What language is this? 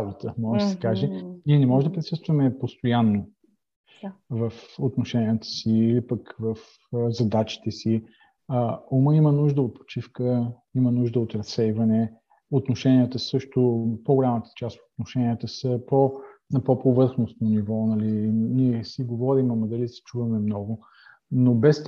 Bulgarian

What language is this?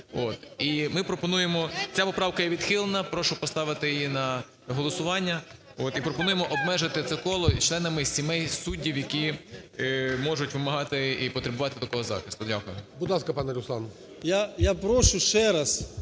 Ukrainian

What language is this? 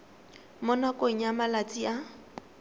Tswana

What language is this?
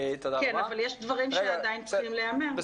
Hebrew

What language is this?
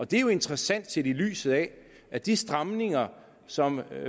Danish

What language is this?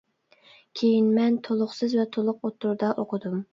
Uyghur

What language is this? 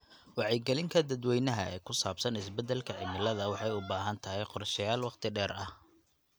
Somali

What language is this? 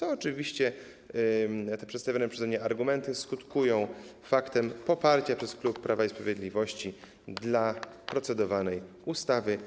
Polish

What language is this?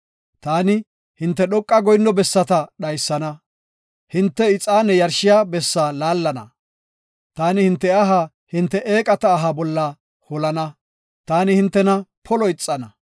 Gofa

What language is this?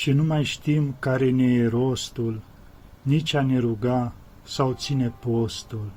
Romanian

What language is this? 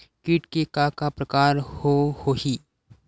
Chhattisgarhi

